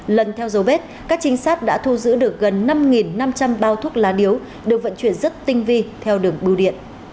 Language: Vietnamese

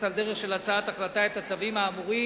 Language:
Hebrew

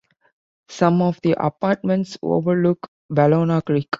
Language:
English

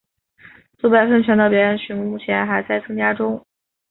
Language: Chinese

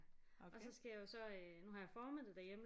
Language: Danish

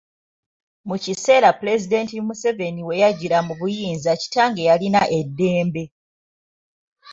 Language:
Ganda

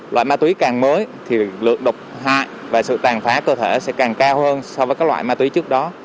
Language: Vietnamese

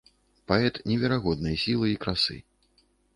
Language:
Belarusian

